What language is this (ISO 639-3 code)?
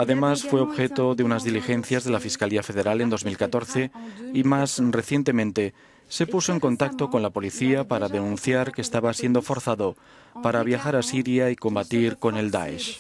spa